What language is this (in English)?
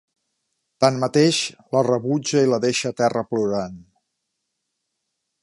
Catalan